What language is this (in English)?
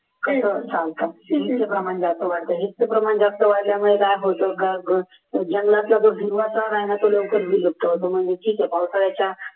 Marathi